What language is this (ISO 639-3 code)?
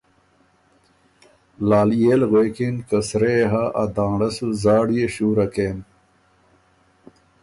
oru